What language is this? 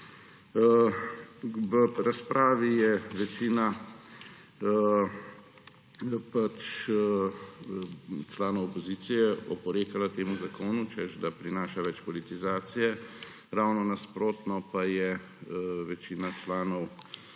Slovenian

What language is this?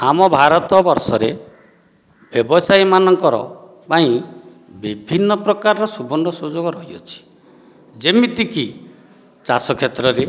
Odia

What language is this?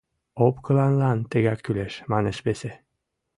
Mari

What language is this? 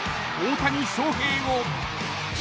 Japanese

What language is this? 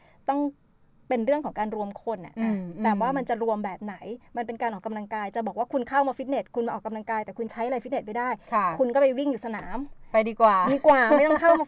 Thai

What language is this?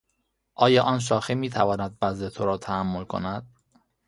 Persian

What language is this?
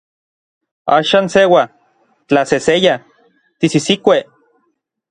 Orizaba Nahuatl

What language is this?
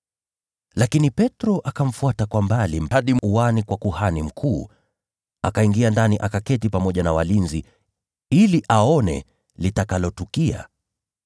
Swahili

